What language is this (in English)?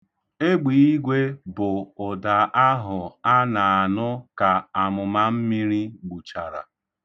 Igbo